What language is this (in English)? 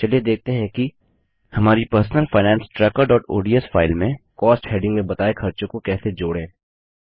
Hindi